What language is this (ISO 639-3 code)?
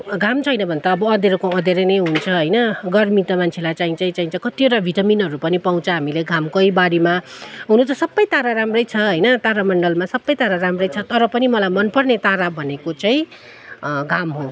nep